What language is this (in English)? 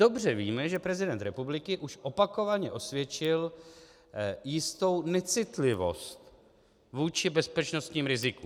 Czech